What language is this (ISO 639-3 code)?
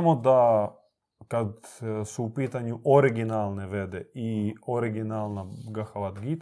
hrv